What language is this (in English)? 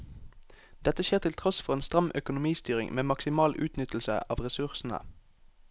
Norwegian